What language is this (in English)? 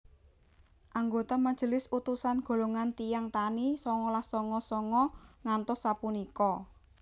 Javanese